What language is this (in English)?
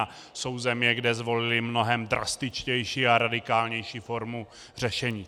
Czech